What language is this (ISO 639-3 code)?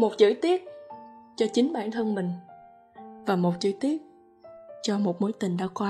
vie